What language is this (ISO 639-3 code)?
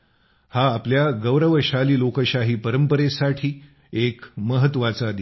mar